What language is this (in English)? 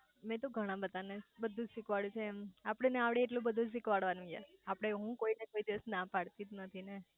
Gujarati